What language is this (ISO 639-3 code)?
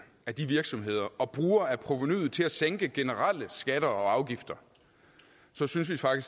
dan